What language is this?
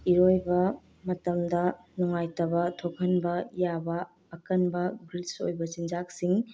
Manipuri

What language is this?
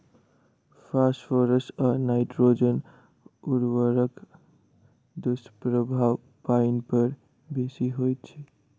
Maithili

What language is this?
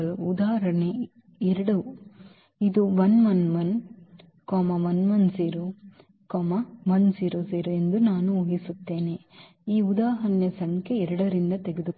Kannada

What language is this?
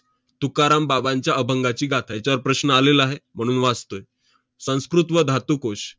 Marathi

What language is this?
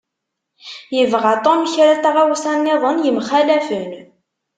Kabyle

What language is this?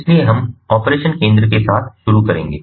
Hindi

